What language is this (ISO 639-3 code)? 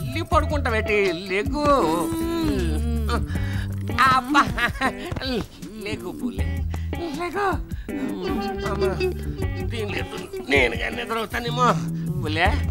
eng